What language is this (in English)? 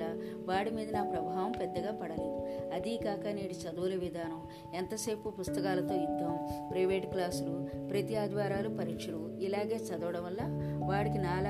Telugu